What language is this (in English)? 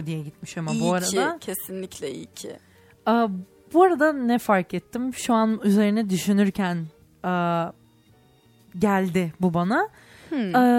Turkish